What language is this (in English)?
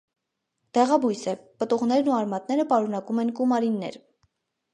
Armenian